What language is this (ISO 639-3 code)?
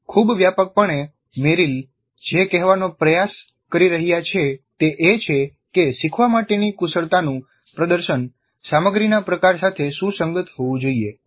guj